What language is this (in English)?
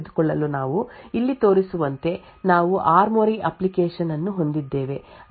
Kannada